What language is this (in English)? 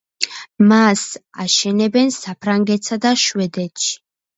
Georgian